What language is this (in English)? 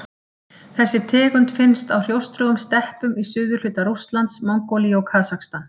Icelandic